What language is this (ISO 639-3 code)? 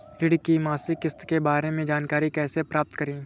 hin